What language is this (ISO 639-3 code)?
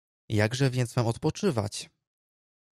pol